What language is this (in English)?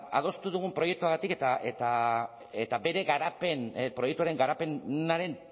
Basque